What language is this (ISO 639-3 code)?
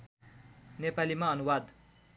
nep